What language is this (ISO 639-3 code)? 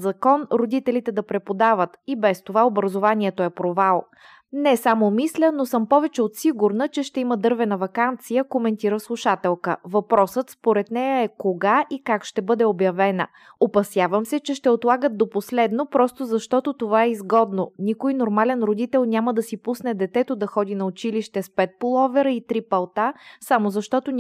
bul